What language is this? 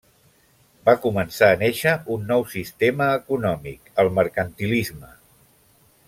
Catalan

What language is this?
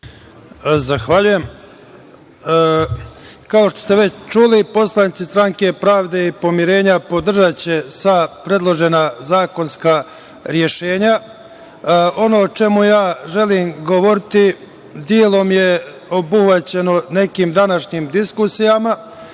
Serbian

